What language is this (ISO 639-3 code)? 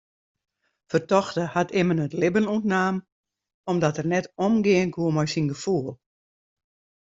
fry